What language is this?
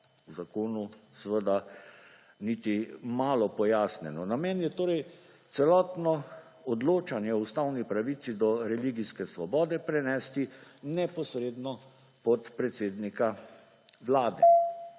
Slovenian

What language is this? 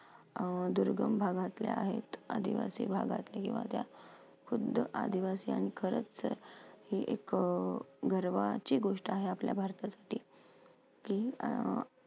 Marathi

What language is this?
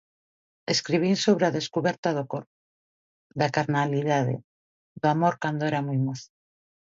Galician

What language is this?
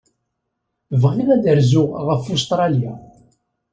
Kabyle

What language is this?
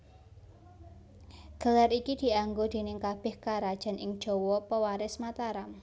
Javanese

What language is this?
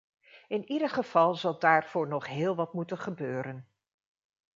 Dutch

